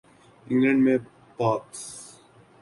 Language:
Urdu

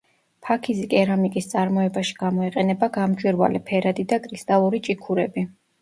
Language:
Georgian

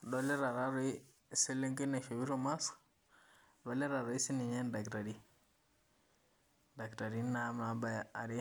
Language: Masai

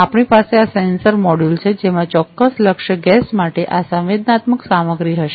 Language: Gujarati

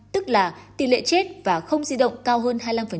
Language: Vietnamese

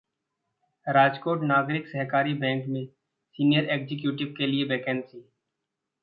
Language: Hindi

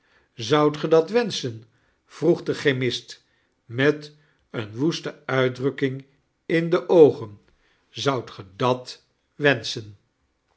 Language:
Dutch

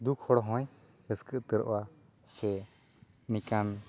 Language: Santali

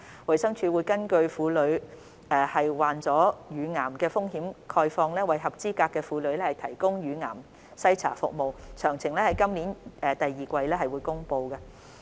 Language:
Cantonese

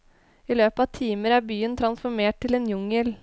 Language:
Norwegian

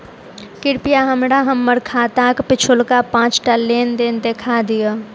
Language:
Maithili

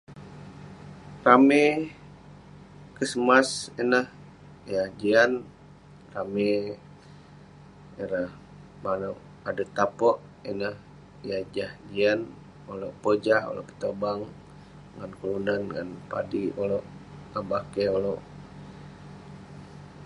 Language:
Western Penan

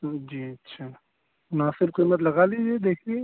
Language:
Urdu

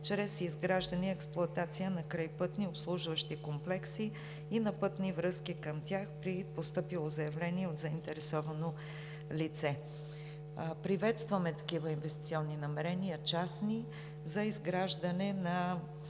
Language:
Bulgarian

